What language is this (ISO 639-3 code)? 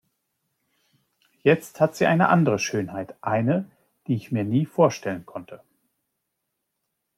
deu